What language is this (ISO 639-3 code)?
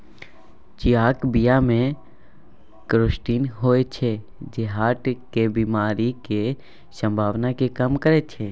mai